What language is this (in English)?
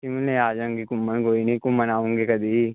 Punjabi